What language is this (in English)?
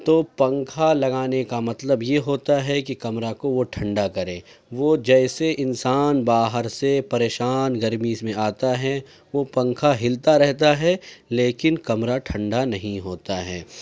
Urdu